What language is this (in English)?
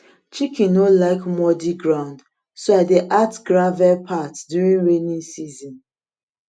Nigerian Pidgin